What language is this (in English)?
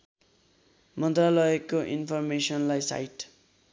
Nepali